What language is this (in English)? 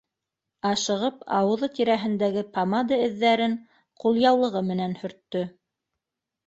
Bashkir